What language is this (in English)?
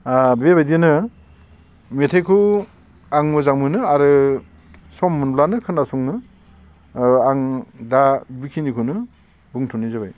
Bodo